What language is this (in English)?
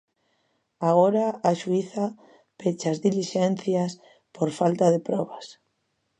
Galician